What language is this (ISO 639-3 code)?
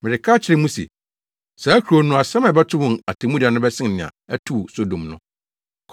aka